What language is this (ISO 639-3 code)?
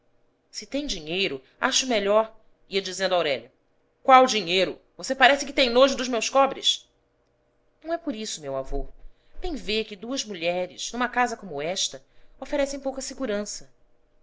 por